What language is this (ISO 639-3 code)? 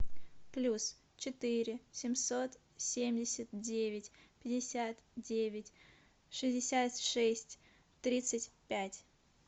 rus